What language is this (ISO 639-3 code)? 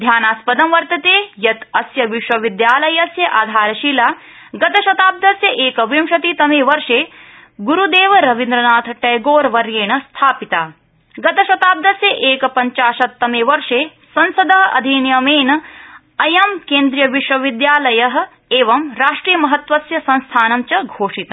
san